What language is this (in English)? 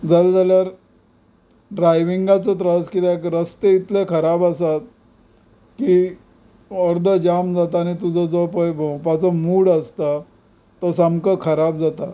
Konkani